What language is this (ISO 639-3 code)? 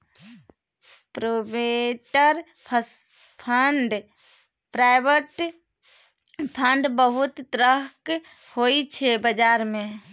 mai